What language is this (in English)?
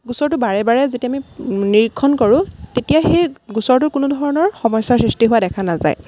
Assamese